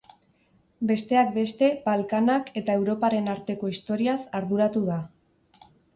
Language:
Basque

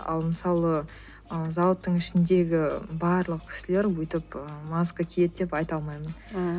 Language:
Kazakh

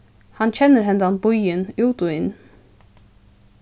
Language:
Faroese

